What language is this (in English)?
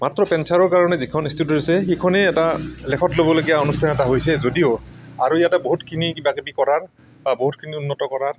Assamese